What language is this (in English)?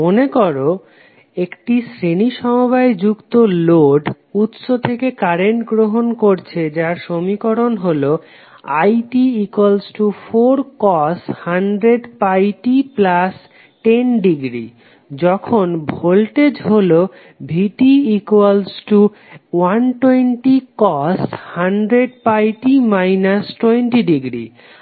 Bangla